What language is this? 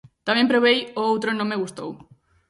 Galician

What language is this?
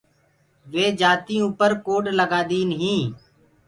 Gurgula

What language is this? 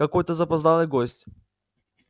Russian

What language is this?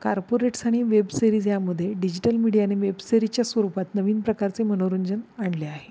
Marathi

